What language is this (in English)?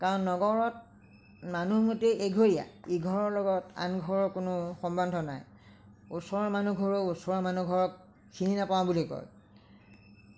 Assamese